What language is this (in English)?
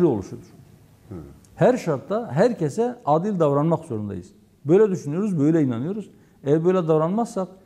Turkish